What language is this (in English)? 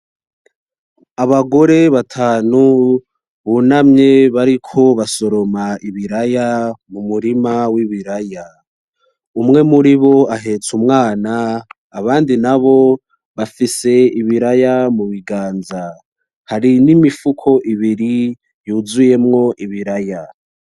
Rundi